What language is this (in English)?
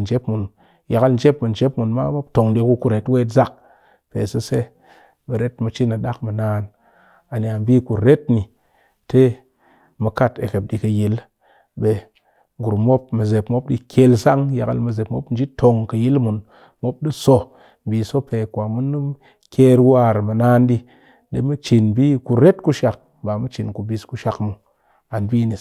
Cakfem-Mushere